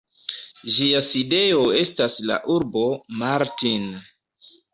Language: Esperanto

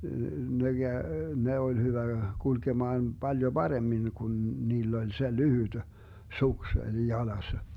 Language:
Finnish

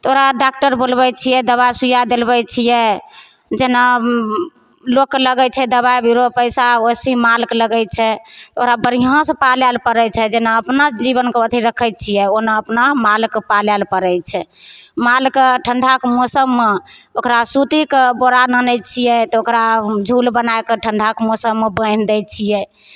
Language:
Maithili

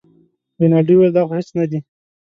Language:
Pashto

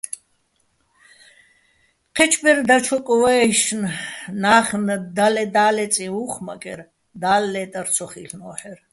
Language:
Bats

